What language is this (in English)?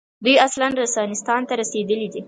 Pashto